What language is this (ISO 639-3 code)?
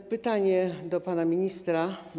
pol